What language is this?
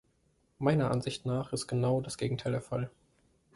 German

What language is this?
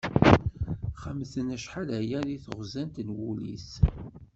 Kabyle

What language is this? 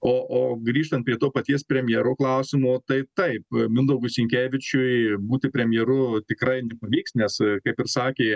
Lithuanian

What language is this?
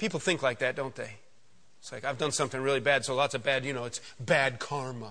English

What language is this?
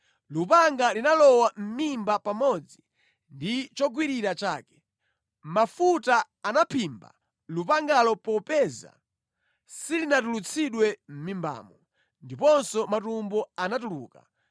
Nyanja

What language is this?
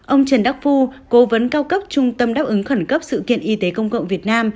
Vietnamese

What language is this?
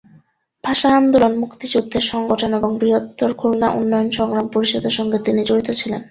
Bangla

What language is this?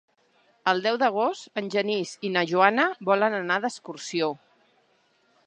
Catalan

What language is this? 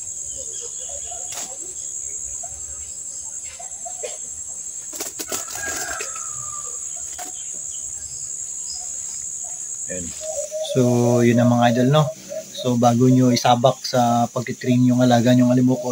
Filipino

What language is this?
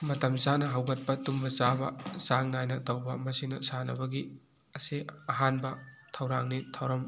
Manipuri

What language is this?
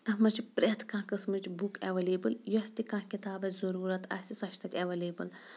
Kashmiri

